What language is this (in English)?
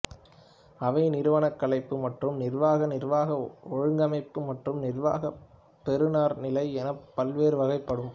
Tamil